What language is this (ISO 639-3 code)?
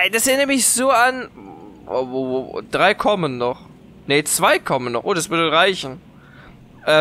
deu